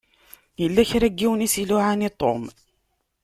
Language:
Kabyle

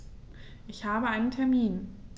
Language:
German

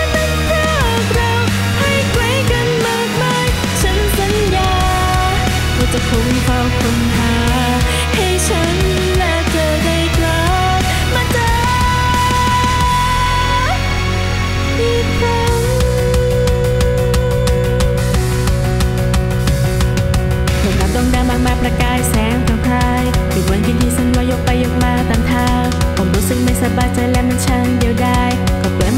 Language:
Thai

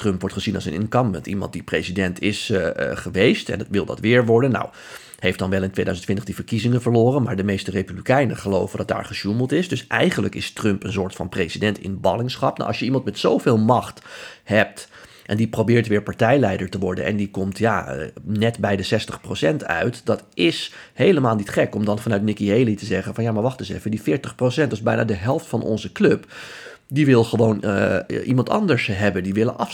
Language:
Dutch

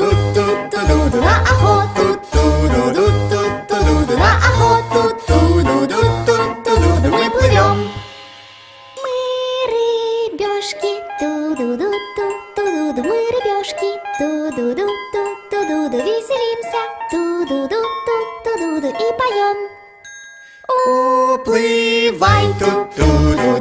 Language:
Japanese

